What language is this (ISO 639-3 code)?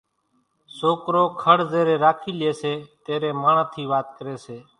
gjk